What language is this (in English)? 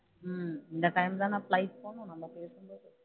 Tamil